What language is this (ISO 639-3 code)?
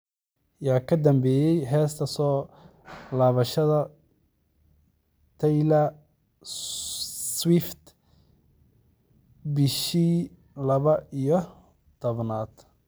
som